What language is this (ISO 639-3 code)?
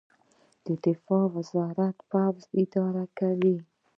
pus